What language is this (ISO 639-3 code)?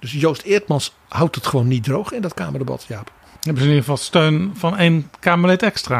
nld